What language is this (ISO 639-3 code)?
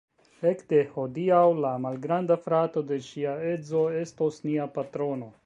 epo